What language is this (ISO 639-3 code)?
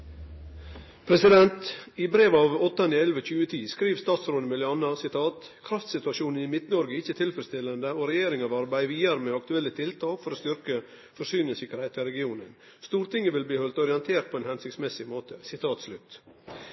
nno